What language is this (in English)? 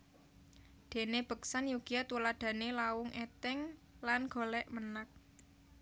Javanese